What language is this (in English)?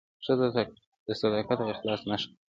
Pashto